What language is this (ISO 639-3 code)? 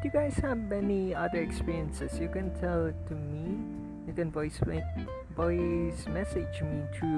fil